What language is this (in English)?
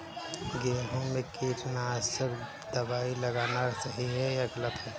Hindi